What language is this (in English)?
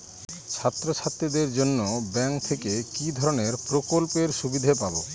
Bangla